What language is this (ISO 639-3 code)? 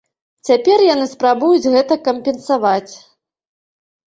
bel